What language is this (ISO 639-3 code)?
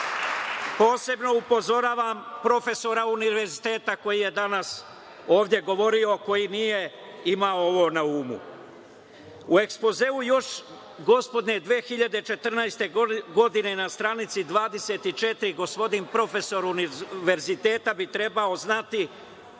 srp